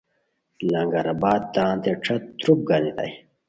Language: Khowar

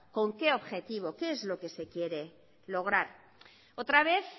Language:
Spanish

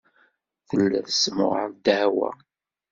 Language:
Kabyle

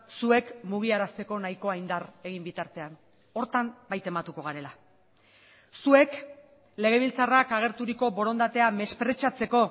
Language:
Basque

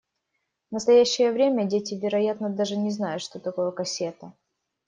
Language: Russian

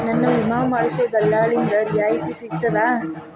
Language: Kannada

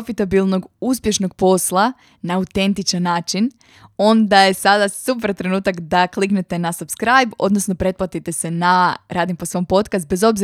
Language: Croatian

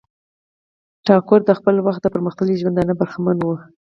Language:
Pashto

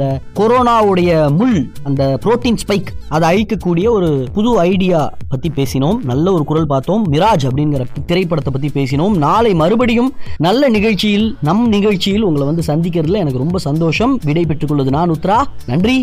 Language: Tamil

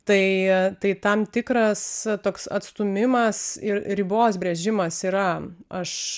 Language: Lithuanian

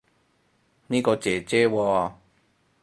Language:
Cantonese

